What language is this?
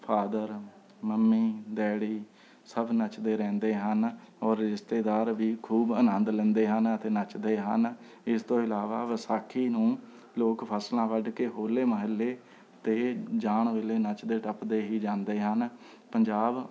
Punjabi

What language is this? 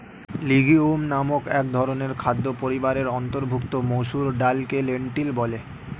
Bangla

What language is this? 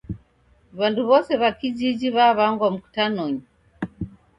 Taita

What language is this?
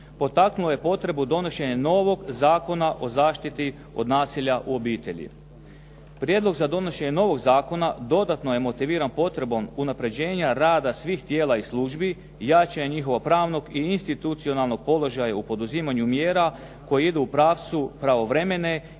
Croatian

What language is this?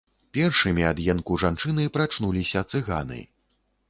Belarusian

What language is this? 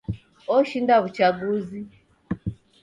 Taita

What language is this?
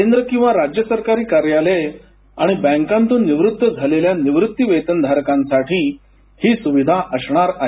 Marathi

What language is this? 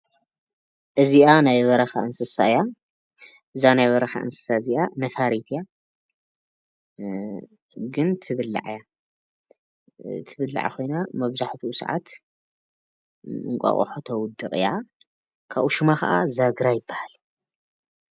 Tigrinya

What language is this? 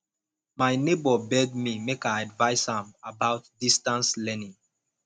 Nigerian Pidgin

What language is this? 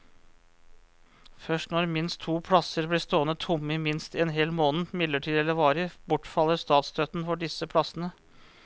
Norwegian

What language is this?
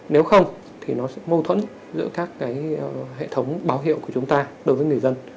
Vietnamese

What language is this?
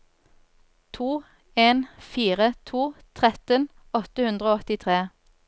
Norwegian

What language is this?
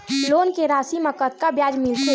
Chhattisgarhi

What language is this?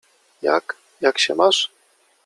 Polish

